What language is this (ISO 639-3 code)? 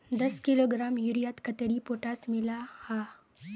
mag